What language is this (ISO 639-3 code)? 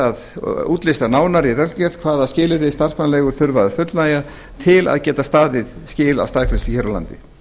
isl